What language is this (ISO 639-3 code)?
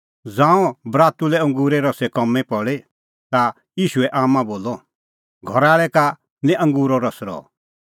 kfx